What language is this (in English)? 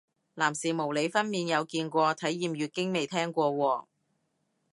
Cantonese